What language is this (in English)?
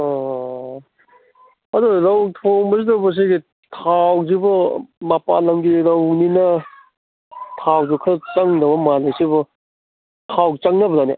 Manipuri